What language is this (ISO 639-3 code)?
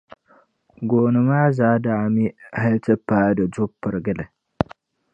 dag